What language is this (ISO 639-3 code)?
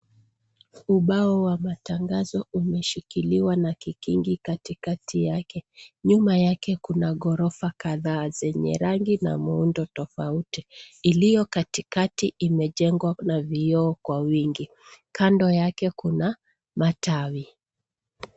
swa